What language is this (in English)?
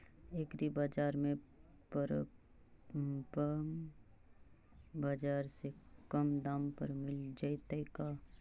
Magahi